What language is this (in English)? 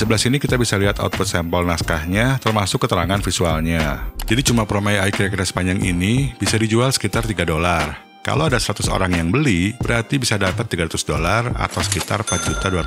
Indonesian